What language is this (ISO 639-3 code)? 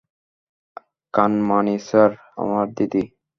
ben